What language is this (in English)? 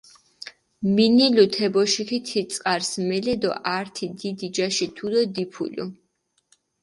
Mingrelian